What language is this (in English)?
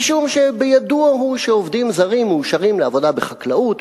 Hebrew